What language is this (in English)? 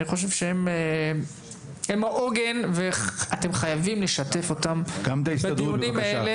Hebrew